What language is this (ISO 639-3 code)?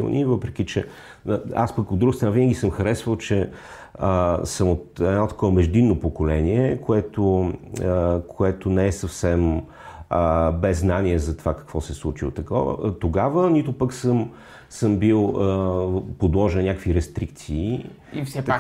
bul